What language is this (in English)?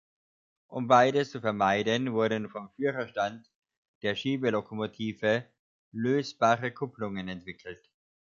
German